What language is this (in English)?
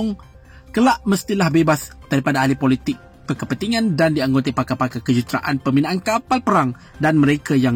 Malay